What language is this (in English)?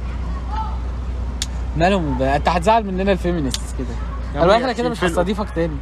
Arabic